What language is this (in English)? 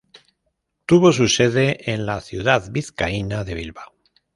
Spanish